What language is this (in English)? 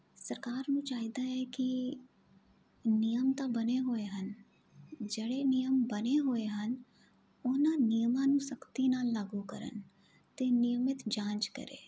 Punjabi